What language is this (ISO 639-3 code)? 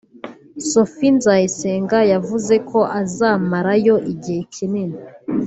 kin